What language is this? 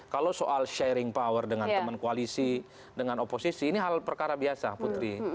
Indonesian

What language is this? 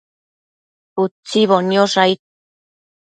Matsés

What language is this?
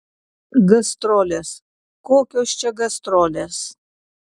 Lithuanian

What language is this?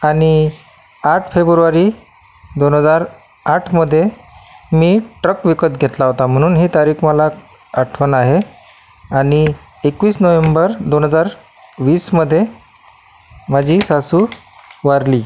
Marathi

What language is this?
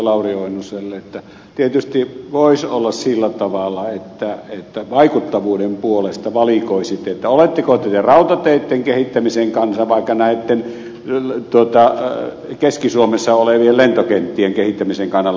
Finnish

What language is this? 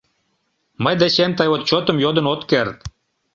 Mari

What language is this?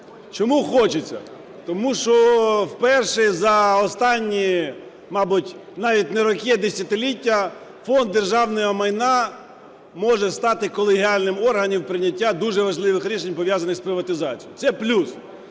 Ukrainian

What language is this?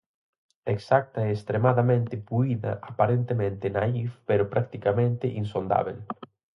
Galician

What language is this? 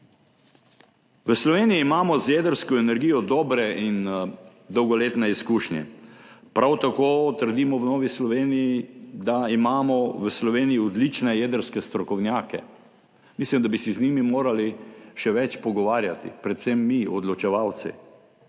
Slovenian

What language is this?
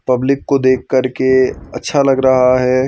Hindi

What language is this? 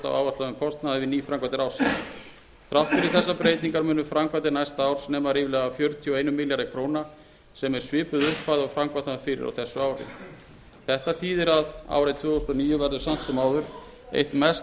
Icelandic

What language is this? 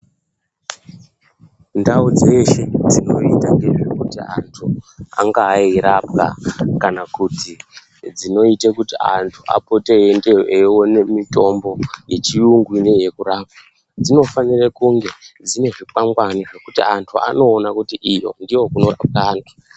Ndau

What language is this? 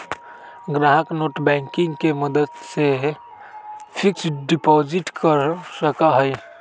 Magahi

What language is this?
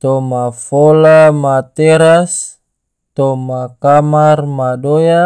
Tidore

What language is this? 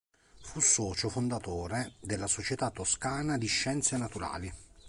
Italian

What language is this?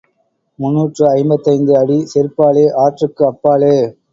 Tamil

